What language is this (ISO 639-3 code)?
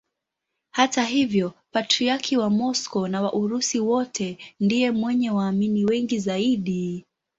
swa